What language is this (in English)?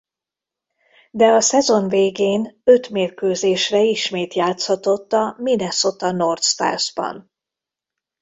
Hungarian